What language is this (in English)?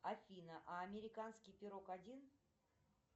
Russian